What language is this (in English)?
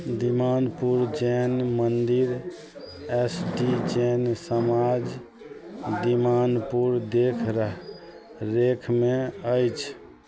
Maithili